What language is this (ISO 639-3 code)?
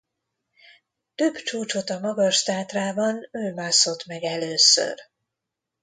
hun